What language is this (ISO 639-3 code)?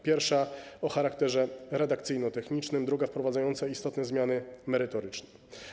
pol